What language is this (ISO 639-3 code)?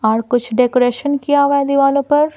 hin